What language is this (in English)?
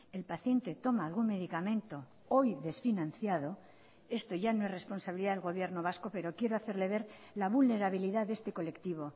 Spanish